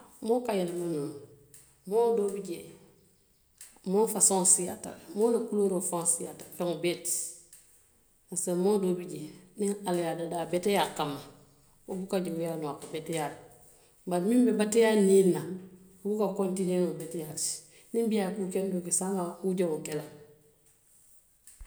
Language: Western Maninkakan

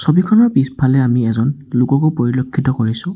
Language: Assamese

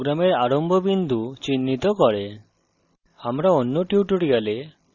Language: Bangla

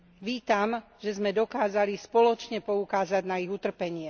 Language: Slovak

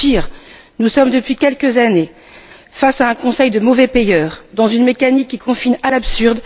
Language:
French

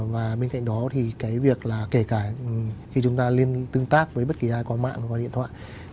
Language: Vietnamese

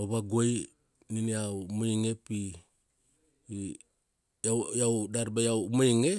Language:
Kuanua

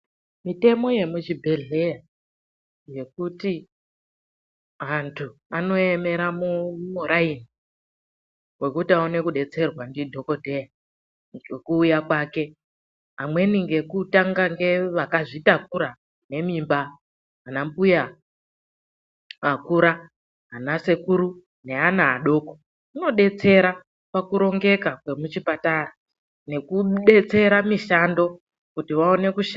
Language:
Ndau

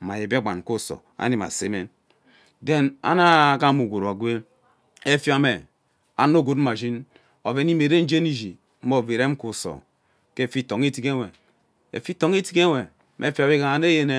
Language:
Ubaghara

